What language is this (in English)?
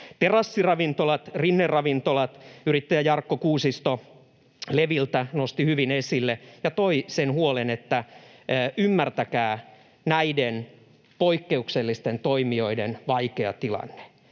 Finnish